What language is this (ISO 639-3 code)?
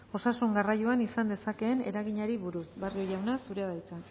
eus